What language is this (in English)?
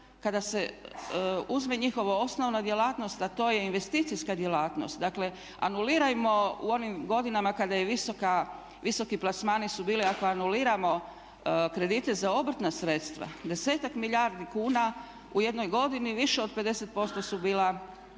Croatian